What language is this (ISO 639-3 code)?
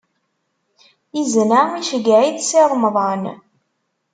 kab